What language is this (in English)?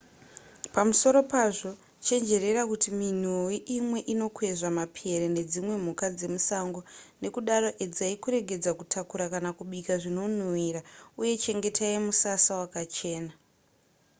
Shona